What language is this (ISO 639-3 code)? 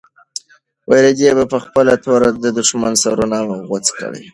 pus